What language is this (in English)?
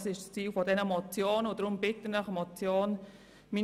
Swiss German